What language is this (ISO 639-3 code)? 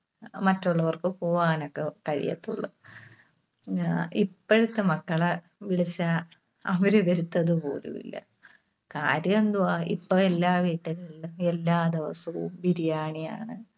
mal